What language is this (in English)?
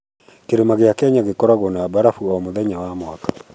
Kikuyu